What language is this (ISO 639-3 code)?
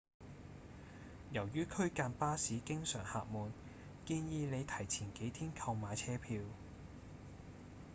yue